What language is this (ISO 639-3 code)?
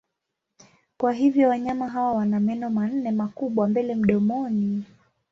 swa